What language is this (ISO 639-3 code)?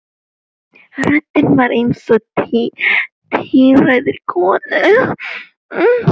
isl